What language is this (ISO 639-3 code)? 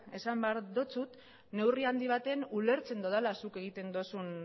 eus